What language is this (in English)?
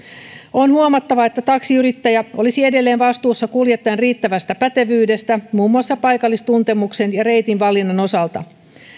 Finnish